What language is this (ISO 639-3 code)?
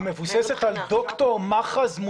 heb